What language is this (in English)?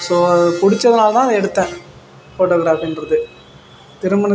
Tamil